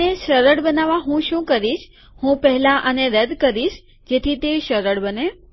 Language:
Gujarati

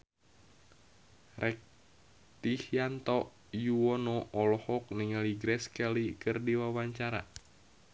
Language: Sundanese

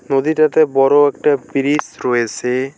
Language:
Bangla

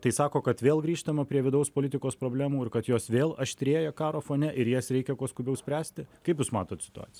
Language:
Lithuanian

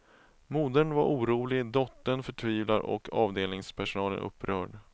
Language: Swedish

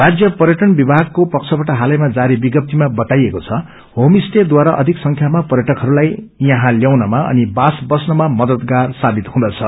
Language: Nepali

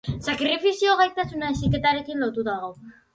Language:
Basque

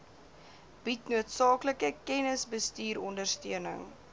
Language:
Afrikaans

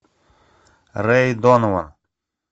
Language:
Russian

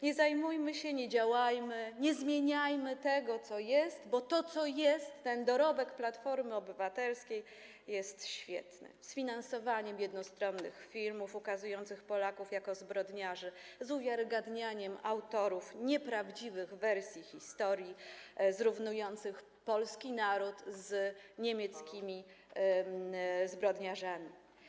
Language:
Polish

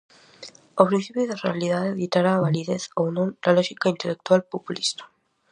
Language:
Galician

